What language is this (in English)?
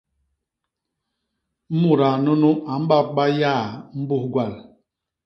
Basaa